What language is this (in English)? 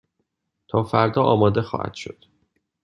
Persian